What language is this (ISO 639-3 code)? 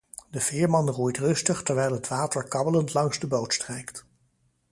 nld